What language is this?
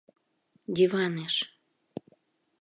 Mari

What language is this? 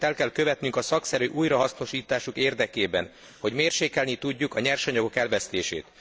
Hungarian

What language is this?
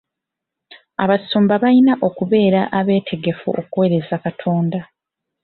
Ganda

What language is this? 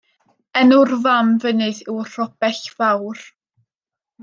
Welsh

